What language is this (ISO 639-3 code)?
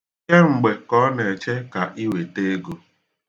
ibo